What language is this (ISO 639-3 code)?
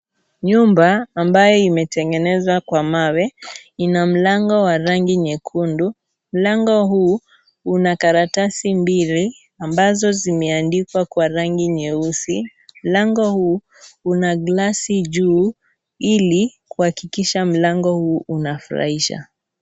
swa